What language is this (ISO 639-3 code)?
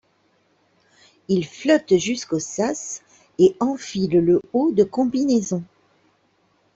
fra